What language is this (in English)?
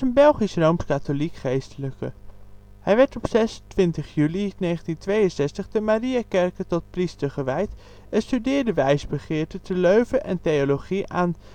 Dutch